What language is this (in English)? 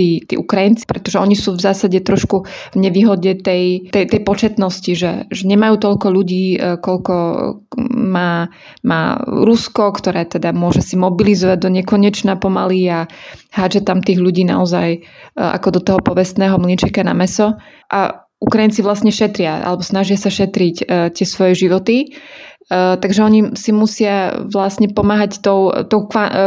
Slovak